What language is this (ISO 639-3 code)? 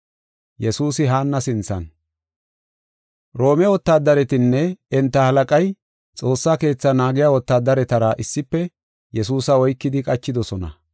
gof